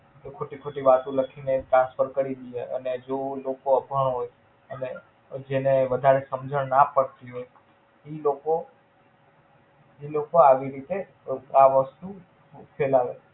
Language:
Gujarati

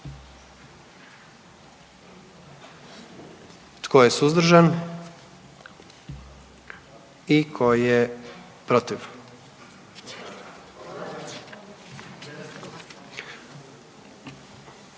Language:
Croatian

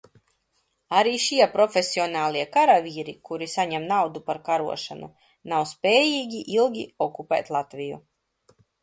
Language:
Latvian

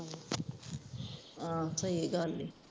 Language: Punjabi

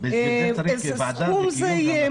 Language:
Hebrew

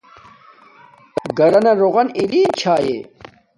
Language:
Domaaki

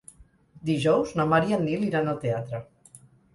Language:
Catalan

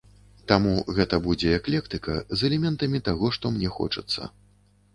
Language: Belarusian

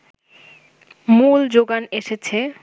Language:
Bangla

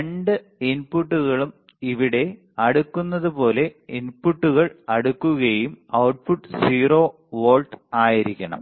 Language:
Malayalam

